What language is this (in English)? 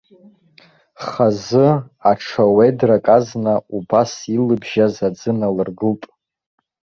Abkhazian